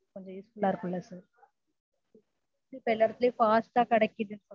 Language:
Tamil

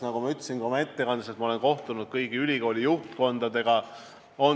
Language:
Estonian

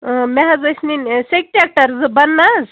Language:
Kashmiri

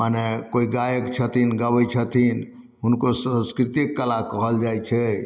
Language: Maithili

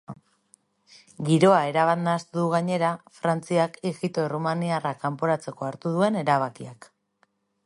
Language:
Basque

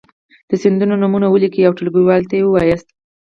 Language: Pashto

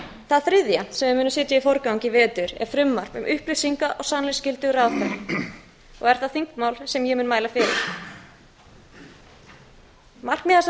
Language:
Icelandic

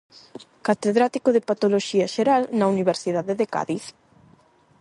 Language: Galician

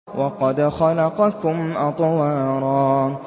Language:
Arabic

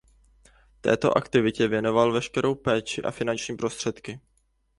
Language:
Czech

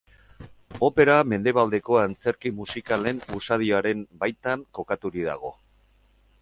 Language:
Basque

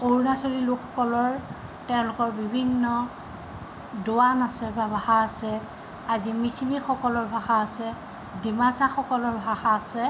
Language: Assamese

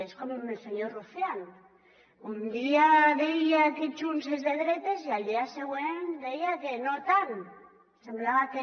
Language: Catalan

